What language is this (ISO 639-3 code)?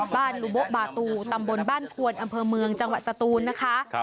tha